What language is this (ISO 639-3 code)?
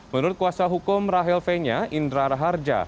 ind